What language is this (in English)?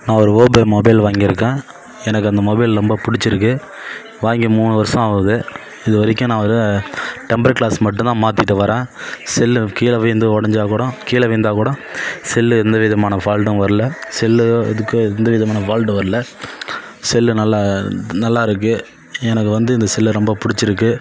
Tamil